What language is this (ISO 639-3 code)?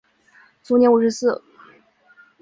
zho